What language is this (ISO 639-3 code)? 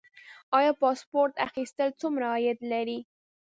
pus